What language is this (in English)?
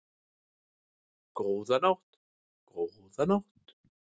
Icelandic